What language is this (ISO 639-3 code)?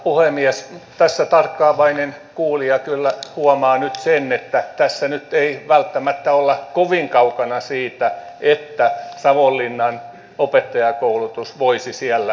fin